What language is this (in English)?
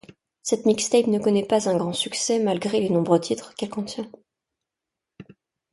French